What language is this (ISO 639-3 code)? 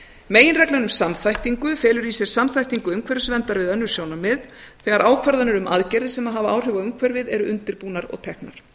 isl